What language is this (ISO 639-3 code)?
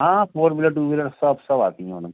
hin